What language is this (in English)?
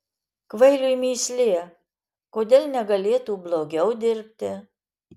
Lithuanian